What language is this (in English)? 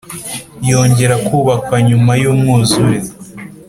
Kinyarwanda